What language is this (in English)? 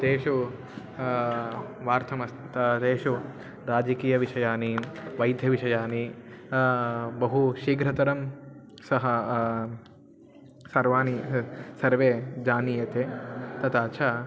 Sanskrit